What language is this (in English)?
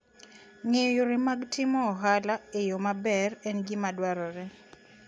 Luo (Kenya and Tanzania)